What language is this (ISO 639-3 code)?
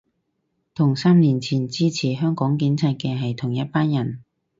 yue